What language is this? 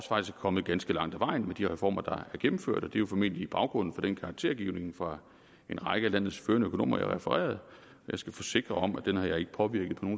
Danish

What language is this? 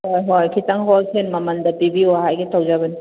Manipuri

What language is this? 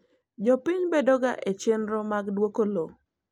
Luo (Kenya and Tanzania)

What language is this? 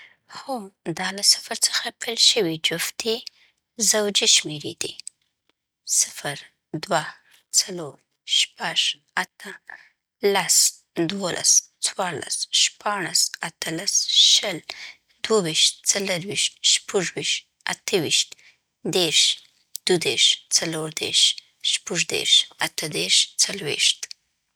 Southern Pashto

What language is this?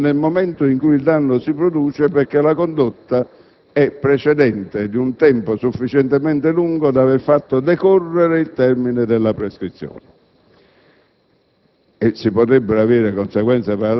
Italian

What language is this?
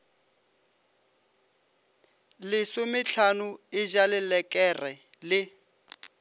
Northern Sotho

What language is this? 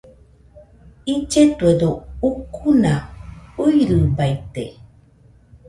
Nüpode Huitoto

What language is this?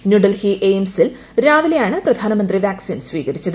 Malayalam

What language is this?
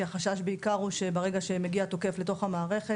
Hebrew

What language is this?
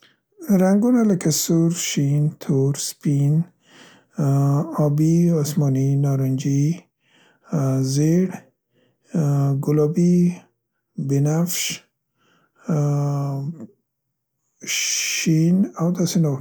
Central Pashto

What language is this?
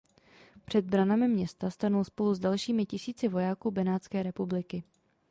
Czech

